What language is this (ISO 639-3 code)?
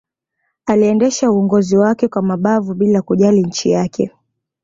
swa